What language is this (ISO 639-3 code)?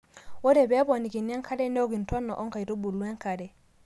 mas